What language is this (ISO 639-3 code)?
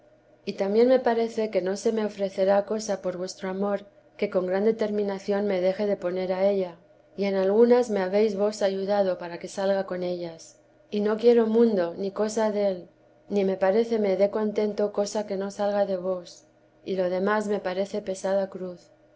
spa